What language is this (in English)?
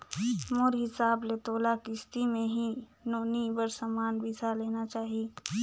Chhattisgarhi